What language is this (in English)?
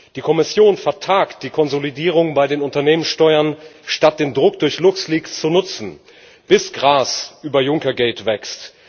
German